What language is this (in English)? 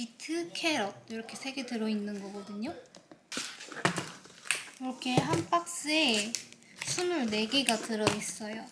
Korean